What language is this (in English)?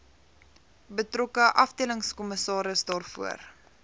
Afrikaans